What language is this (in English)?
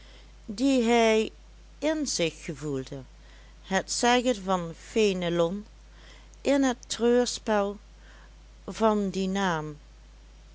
Dutch